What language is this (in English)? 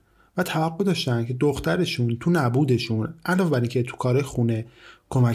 Persian